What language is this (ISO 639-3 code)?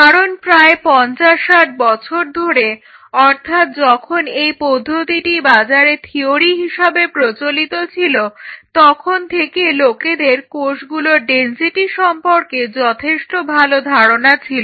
ben